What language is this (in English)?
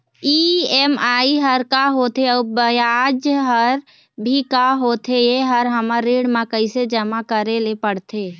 Chhattisgarhi